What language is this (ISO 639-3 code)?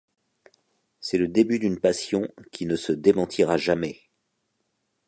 fra